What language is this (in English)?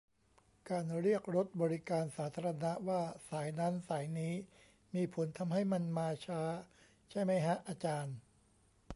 Thai